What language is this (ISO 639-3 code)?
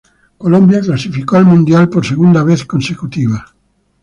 spa